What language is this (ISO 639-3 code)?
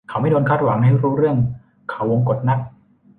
tha